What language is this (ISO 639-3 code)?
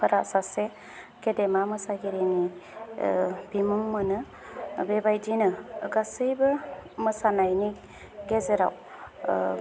brx